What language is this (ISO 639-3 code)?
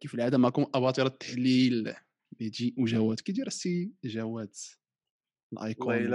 ara